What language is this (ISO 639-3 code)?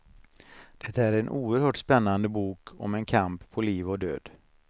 swe